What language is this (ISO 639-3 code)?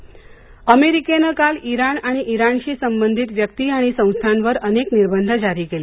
mar